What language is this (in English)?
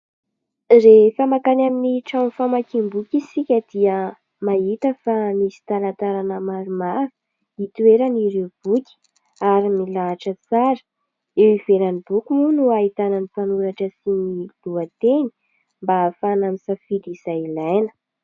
Malagasy